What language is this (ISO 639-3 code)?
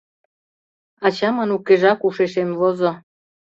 chm